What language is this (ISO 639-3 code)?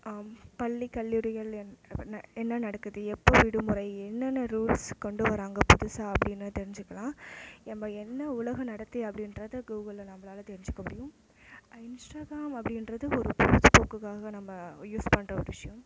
tam